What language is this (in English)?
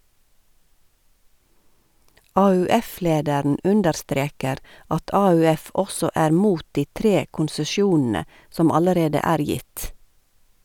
Norwegian